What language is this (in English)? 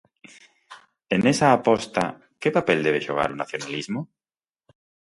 Galician